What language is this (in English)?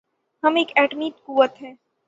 Urdu